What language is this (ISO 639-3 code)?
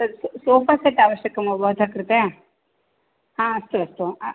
san